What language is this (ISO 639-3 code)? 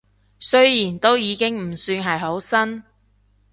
yue